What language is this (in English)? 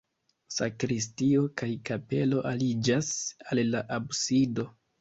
Esperanto